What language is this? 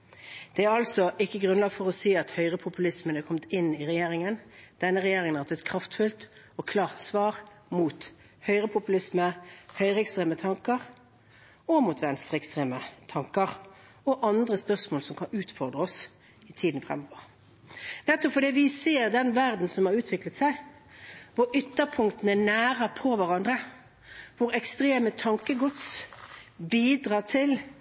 Norwegian Bokmål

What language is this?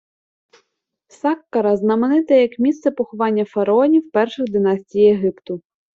Ukrainian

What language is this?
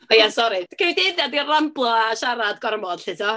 Welsh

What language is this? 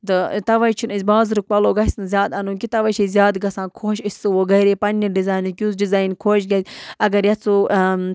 Kashmiri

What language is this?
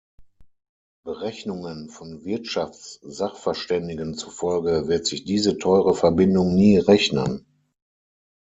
German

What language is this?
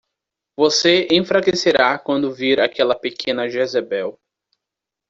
Portuguese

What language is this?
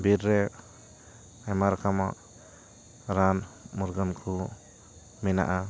Santali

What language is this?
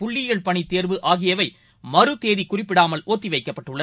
Tamil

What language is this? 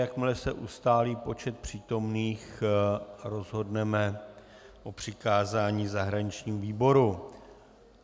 Czech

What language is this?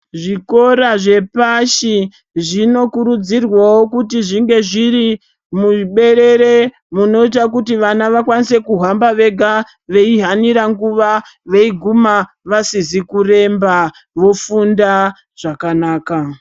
Ndau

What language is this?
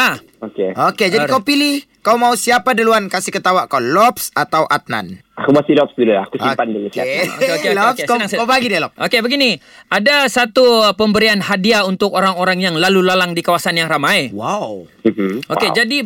Malay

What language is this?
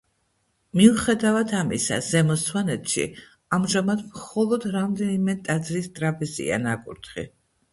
Georgian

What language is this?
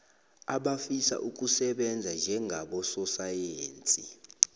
South Ndebele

